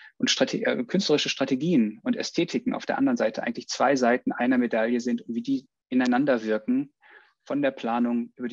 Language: German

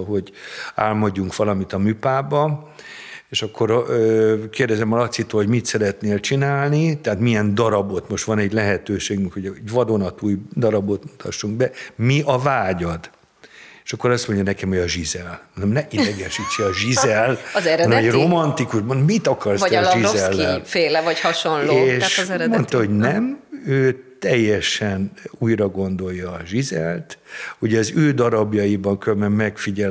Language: Hungarian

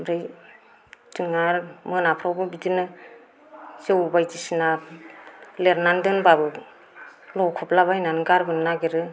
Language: Bodo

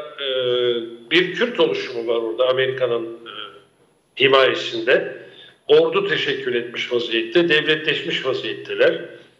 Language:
Turkish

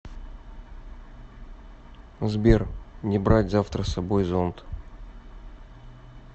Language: Russian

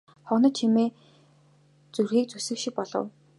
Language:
Mongolian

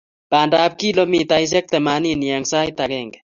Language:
Kalenjin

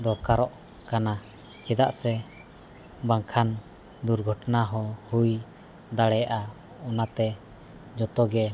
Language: Santali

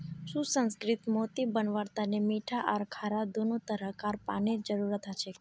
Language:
Magahi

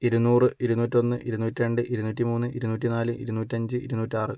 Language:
Malayalam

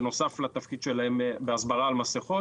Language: Hebrew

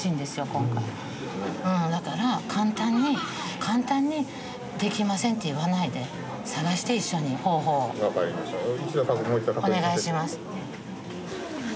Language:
Japanese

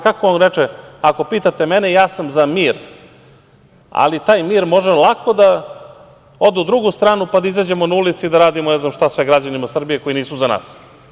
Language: Serbian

